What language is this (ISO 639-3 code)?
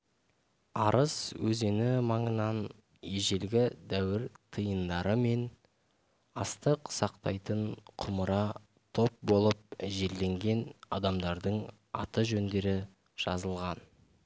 kaz